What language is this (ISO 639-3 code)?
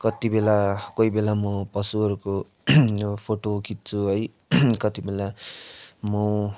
nep